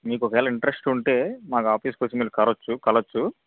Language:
Telugu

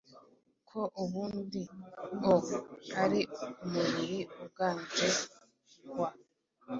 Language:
Kinyarwanda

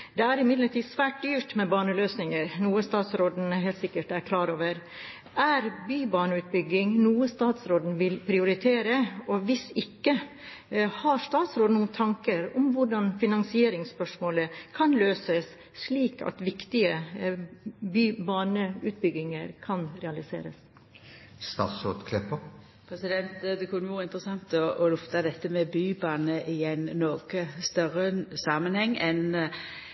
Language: Norwegian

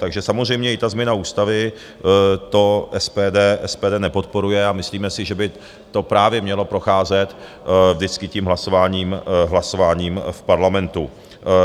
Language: Czech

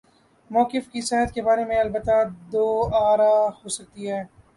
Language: Urdu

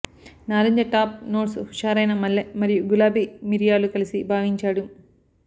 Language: Telugu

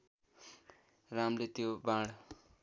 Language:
Nepali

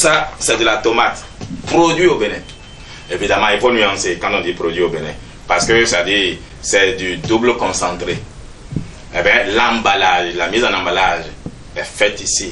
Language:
French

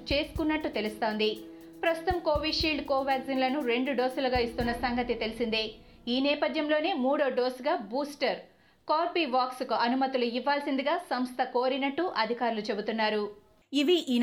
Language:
Telugu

